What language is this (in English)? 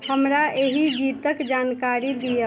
Maithili